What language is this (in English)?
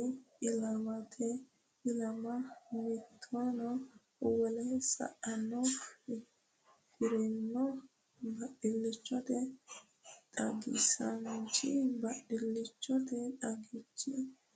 Sidamo